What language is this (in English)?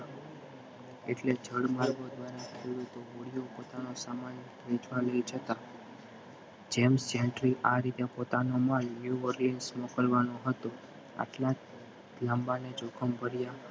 Gujarati